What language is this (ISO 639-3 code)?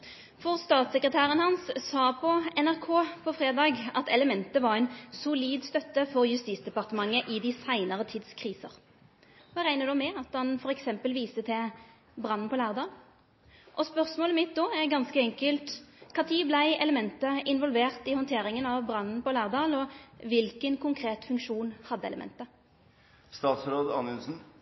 nno